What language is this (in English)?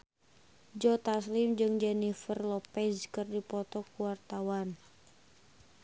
Sundanese